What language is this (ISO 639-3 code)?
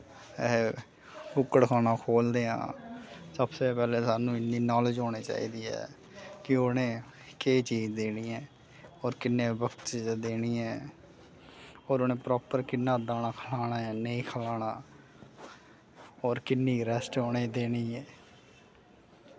doi